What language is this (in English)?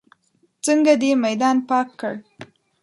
Pashto